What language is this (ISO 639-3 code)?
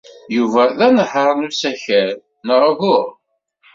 kab